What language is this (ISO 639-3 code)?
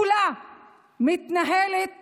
heb